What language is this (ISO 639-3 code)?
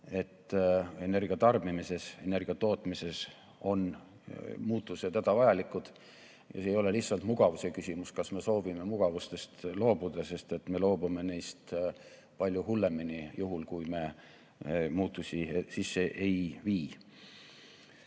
est